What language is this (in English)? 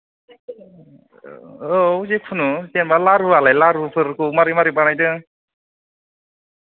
Bodo